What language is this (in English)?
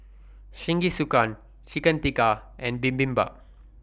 English